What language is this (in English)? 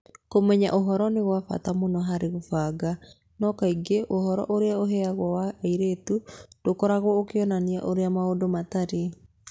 Kikuyu